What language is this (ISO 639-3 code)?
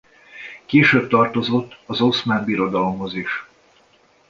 hun